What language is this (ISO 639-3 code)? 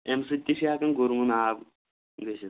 kas